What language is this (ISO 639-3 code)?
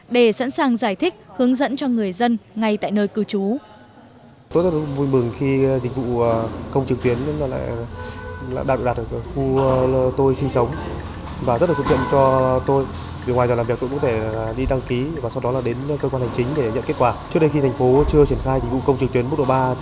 vie